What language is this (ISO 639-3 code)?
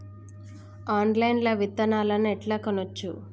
tel